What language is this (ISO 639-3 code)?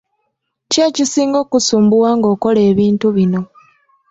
lug